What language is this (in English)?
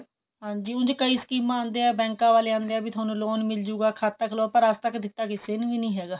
Punjabi